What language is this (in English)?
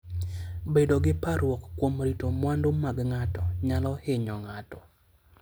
Luo (Kenya and Tanzania)